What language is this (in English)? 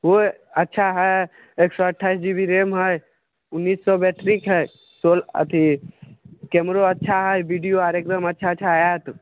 Maithili